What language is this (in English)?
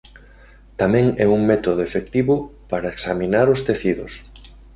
Galician